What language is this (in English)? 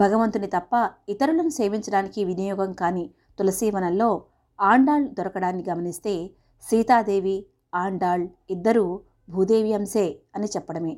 Telugu